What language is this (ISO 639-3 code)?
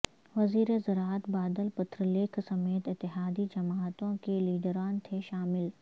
urd